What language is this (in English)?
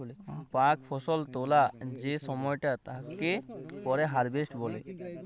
Bangla